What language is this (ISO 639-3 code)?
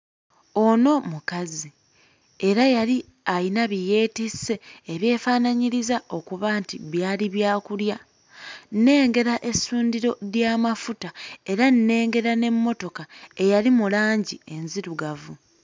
lug